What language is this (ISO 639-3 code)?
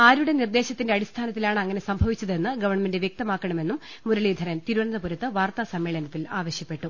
mal